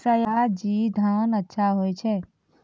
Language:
Maithili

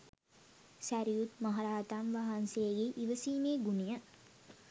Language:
Sinhala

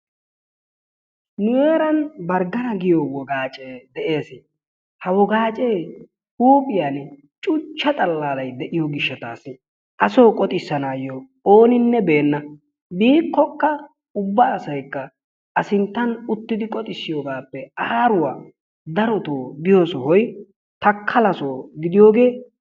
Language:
Wolaytta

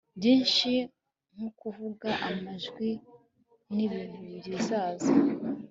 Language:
Kinyarwanda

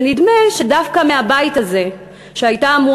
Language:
Hebrew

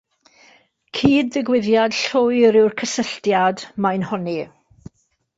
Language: Welsh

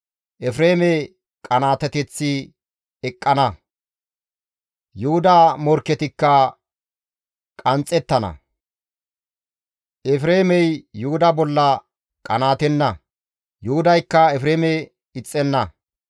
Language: Gamo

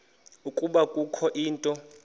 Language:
Xhosa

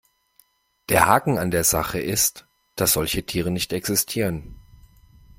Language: German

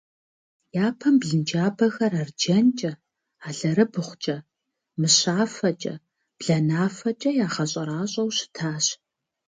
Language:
Kabardian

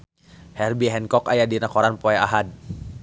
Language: Sundanese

